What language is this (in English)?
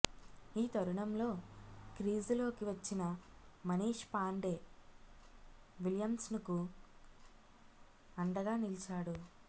Telugu